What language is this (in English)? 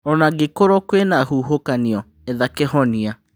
Kikuyu